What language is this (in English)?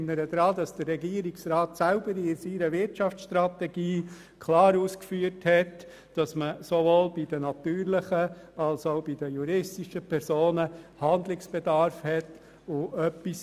Swiss German